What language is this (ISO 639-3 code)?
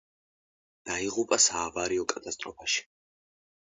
kat